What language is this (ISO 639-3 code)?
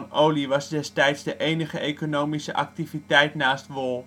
nld